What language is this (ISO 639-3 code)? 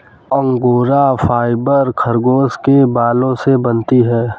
hin